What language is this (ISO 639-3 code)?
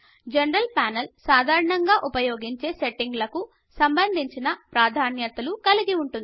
tel